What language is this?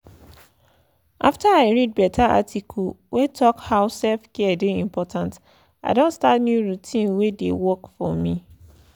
Nigerian Pidgin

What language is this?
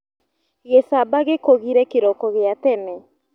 Kikuyu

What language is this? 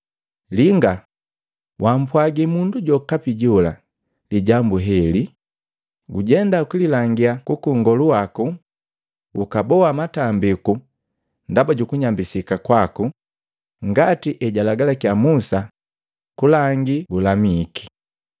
Matengo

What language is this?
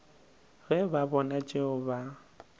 Northern Sotho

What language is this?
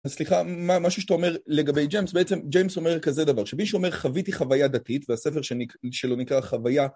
Hebrew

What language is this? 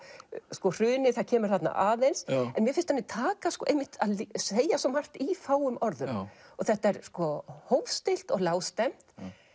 Icelandic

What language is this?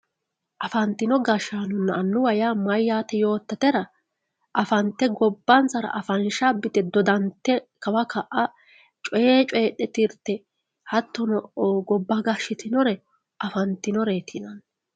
Sidamo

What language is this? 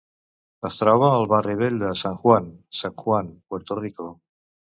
Catalan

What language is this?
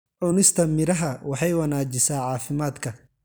Somali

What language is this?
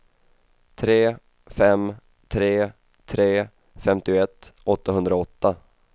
Swedish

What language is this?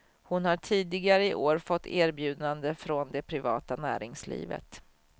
Swedish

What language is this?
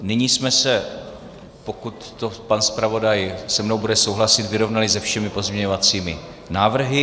Czech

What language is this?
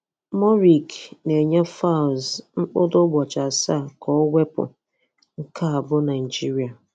Igbo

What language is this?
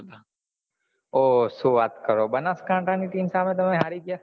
Gujarati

